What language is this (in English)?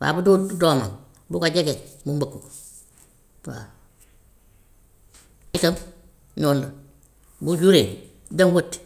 Gambian Wolof